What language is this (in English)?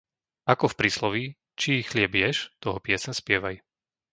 Slovak